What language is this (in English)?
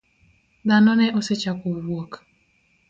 Luo (Kenya and Tanzania)